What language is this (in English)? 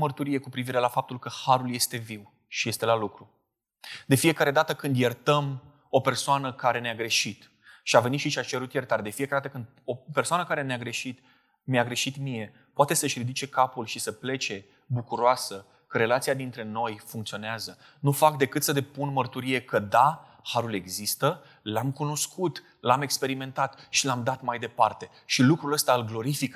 Romanian